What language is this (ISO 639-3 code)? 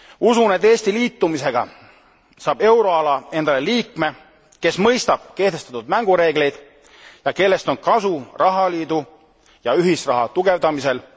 est